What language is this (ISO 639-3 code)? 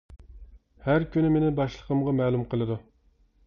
uig